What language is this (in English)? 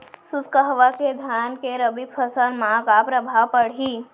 Chhattisgarhi